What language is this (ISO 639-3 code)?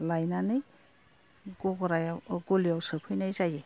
brx